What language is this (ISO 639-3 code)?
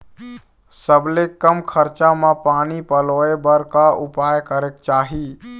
hne